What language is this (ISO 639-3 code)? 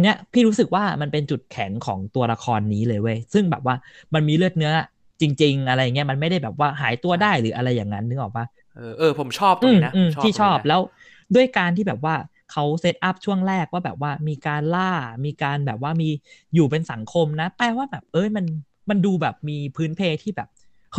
tha